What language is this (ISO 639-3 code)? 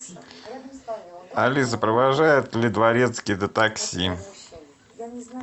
rus